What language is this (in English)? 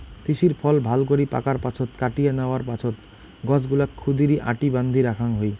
Bangla